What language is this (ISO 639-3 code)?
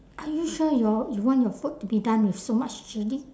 eng